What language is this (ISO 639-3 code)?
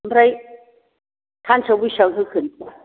brx